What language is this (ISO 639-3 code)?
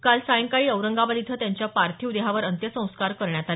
mar